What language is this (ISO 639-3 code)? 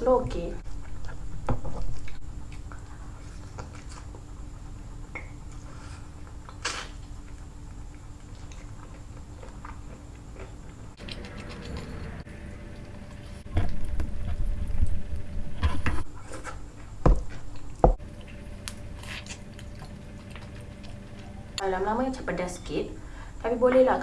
msa